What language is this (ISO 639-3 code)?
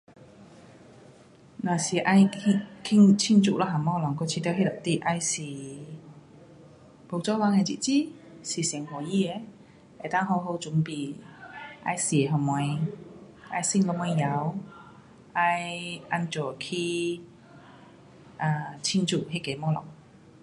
cpx